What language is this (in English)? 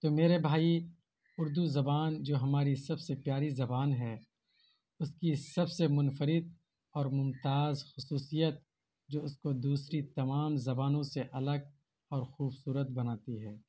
Urdu